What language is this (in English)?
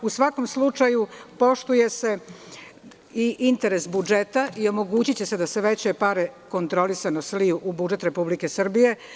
Serbian